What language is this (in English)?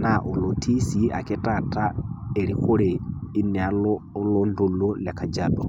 Masai